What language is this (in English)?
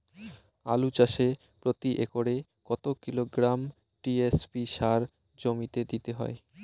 Bangla